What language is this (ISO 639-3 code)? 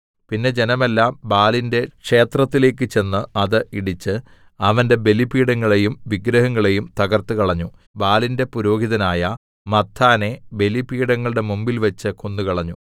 mal